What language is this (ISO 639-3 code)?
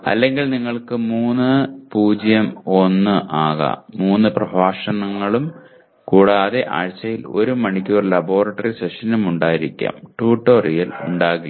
mal